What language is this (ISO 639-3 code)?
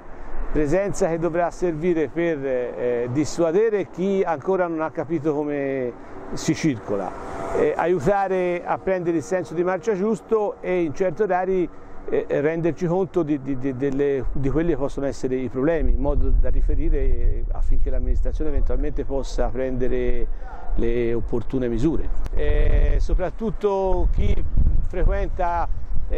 ita